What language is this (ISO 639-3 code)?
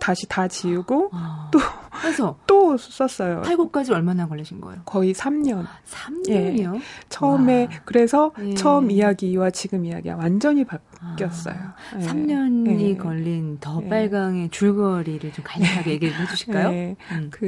kor